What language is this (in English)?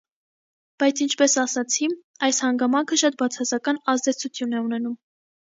Armenian